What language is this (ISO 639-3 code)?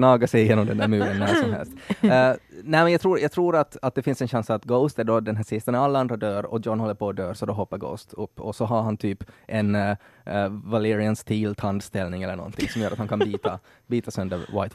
swe